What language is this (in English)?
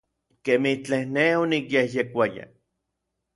Orizaba Nahuatl